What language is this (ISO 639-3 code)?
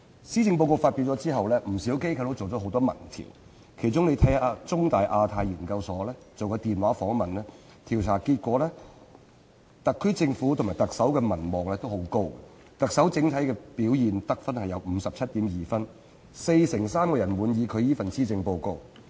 yue